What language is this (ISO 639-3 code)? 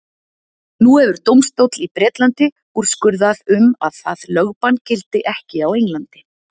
isl